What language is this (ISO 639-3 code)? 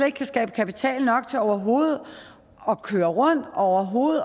dan